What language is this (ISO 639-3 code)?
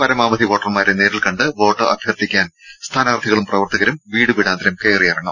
mal